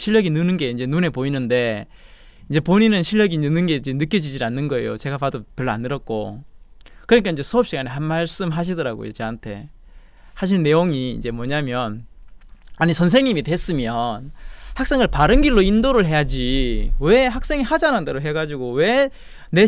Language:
Korean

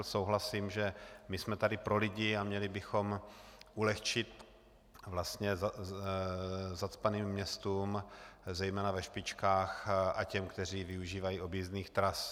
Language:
Czech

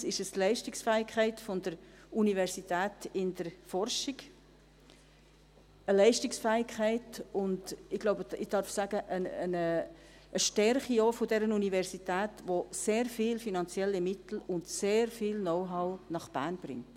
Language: Swiss German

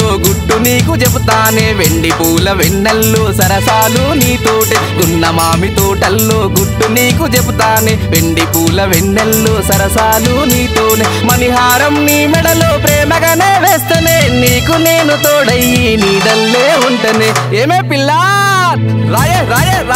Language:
Telugu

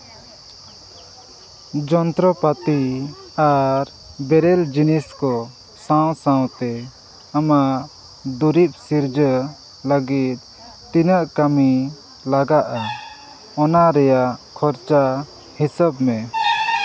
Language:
Santali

